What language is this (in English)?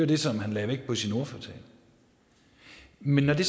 Danish